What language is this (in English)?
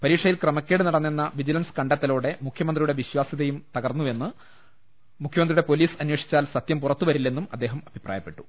Malayalam